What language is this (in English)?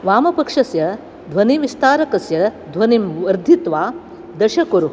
Sanskrit